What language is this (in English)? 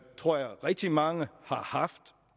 Danish